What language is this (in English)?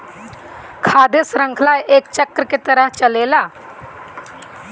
Bhojpuri